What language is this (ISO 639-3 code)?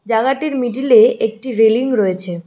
ben